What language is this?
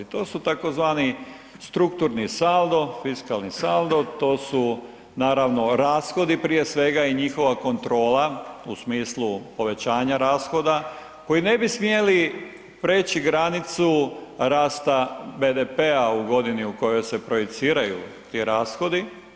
Croatian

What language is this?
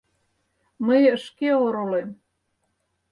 Mari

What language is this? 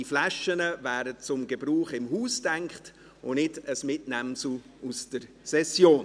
Swiss German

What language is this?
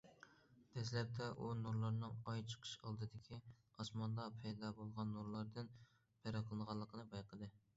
Uyghur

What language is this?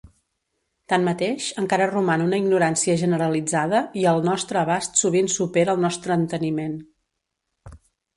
Catalan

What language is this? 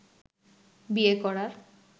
Bangla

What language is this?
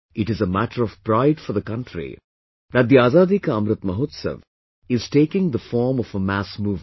English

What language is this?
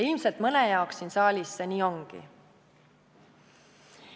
Estonian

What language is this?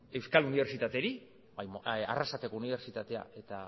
Basque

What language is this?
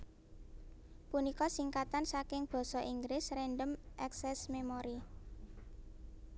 Javanese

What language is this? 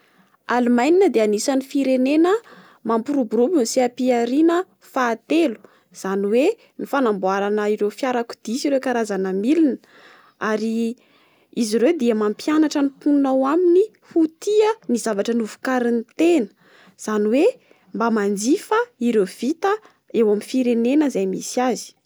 Malagasy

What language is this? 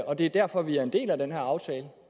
Danish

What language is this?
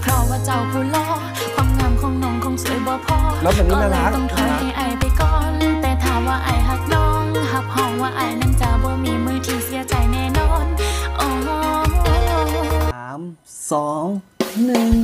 Thai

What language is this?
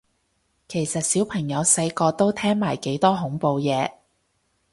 Cantonese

